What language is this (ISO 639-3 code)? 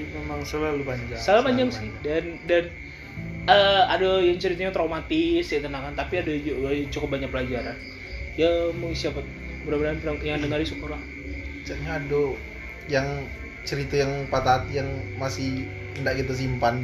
ind